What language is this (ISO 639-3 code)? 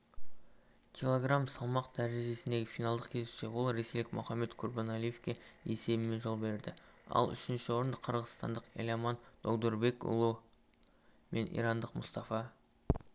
kaz